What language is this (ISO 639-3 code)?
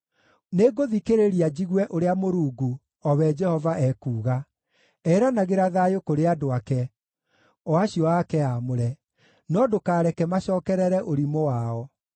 kik